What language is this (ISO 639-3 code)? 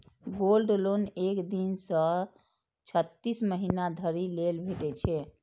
mai